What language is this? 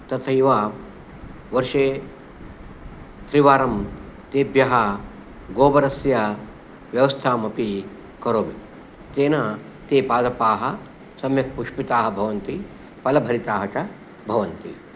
Sanskrit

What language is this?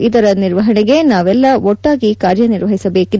Kannada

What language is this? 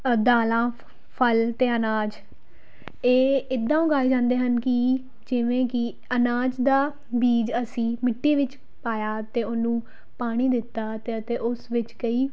Punjabi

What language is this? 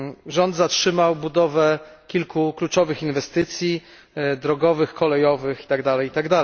Polish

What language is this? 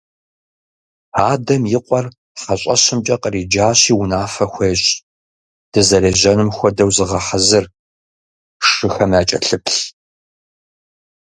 Kabardian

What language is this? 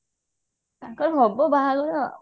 Odia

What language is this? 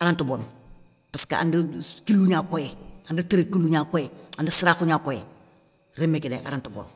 Soninke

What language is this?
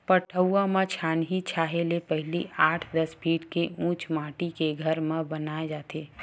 Chhattisgarhi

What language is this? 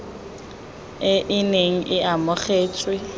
Tswana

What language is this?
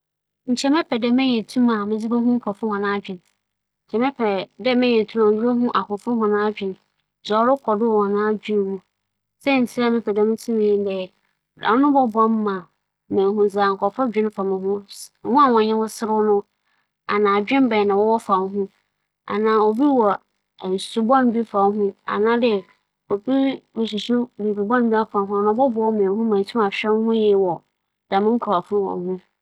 Akan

